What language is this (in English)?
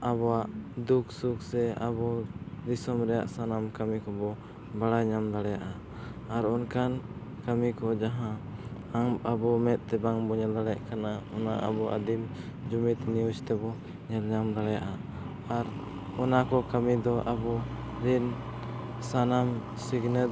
Santali